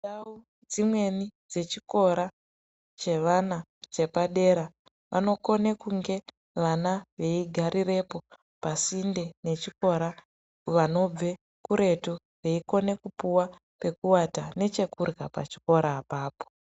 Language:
Ndau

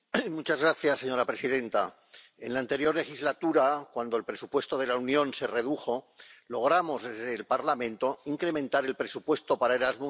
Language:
Spanish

